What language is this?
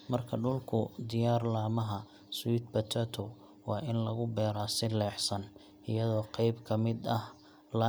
Somali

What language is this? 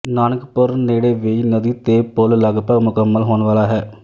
Punjabi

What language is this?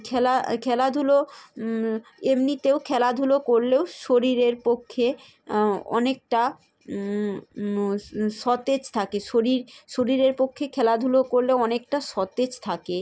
Bangla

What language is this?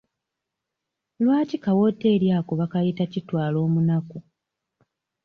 Ganda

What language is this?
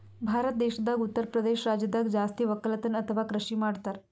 Kannada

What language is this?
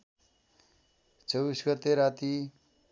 Nepali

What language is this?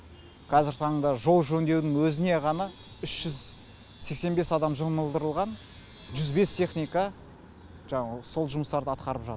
Kazakh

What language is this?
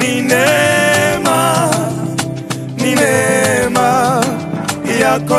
Arabic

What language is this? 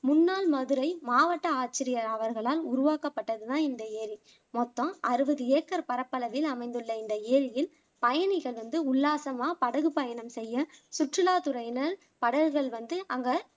Tamil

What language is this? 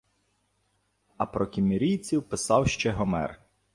Ukrainian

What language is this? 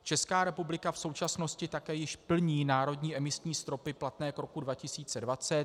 Czech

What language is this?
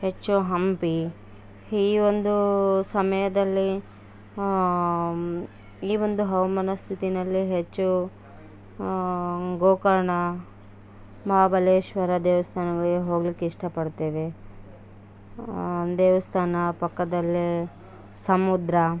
Kannada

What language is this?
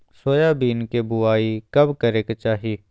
Magahi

